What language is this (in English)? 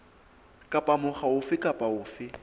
Southern Sotho